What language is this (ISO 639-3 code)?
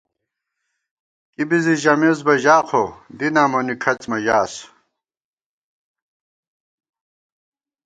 gwt